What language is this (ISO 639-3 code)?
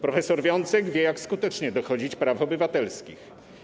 pol